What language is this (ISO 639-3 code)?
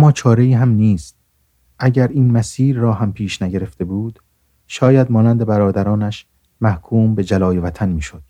fas